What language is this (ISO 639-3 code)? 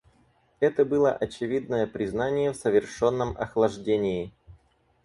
rus